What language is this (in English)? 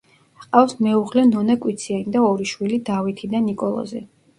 Georgian